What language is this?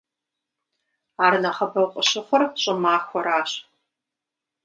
Kabardian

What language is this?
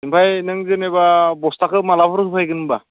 Bodo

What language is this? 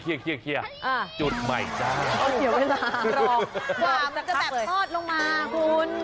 Thai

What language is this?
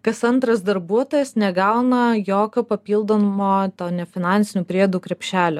Lithuanian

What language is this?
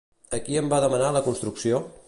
Catalan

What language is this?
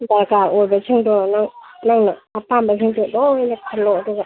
Manipuri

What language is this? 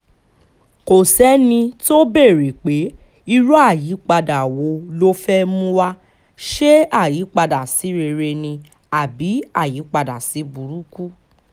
Yoruba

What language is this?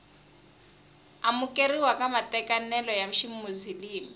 Tsonga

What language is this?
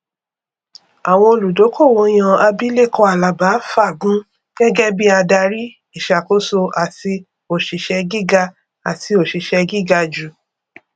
Yoruba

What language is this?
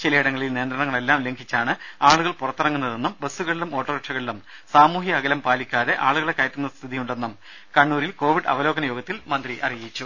Malayalam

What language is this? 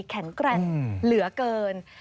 Thai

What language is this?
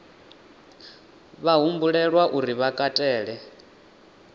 Venda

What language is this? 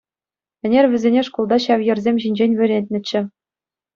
Chuvash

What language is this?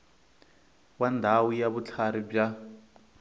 Tsonga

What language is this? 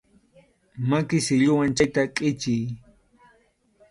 Arequipa-La Unión Quechua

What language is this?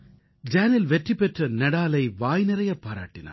Tamil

